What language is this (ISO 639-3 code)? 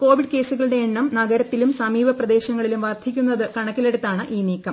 mal